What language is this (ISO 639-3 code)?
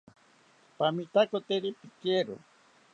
cpy